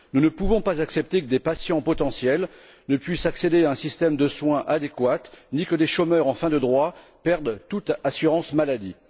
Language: French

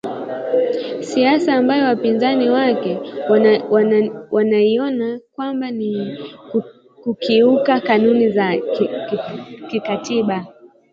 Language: Swahili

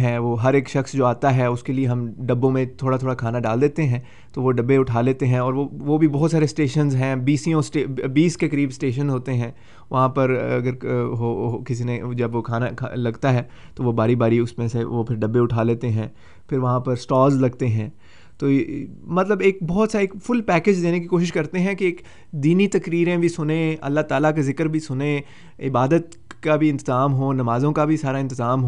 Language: Urdu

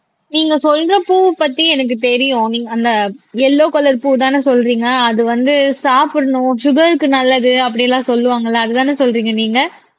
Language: Tamil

